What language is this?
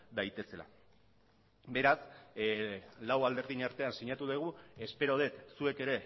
Basque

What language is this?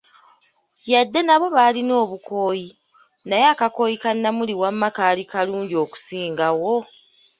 Ganda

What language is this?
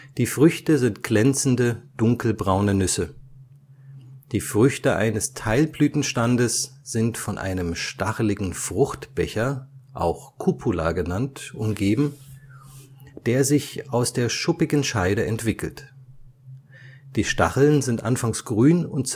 German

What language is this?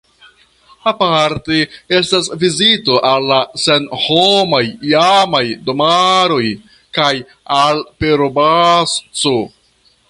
Esperanto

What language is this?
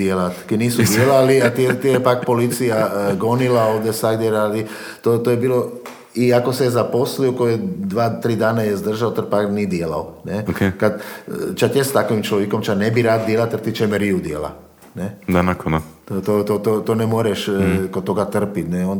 Croatian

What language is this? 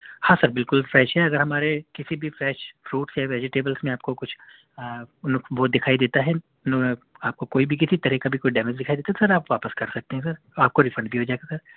Urdu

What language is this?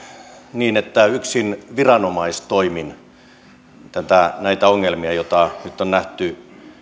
Finnish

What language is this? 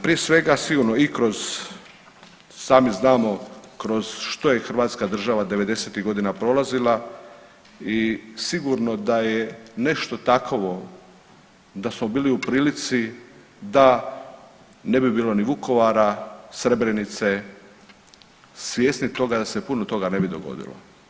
Croatian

